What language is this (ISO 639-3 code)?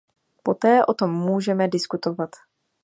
ces